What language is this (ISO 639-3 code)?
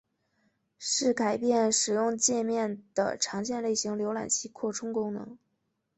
zho